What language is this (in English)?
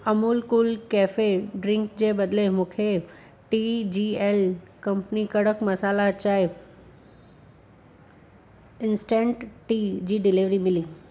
Sindhi